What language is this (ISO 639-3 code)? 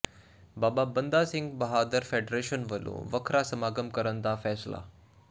pan